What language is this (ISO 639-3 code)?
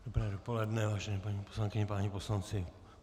ces